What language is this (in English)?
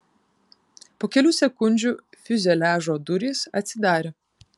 Lithuanian